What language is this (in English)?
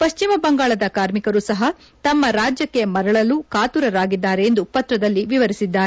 Kannada